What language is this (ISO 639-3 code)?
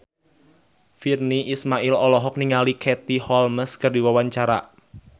sun